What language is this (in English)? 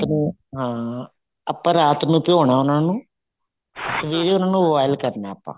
Punjabi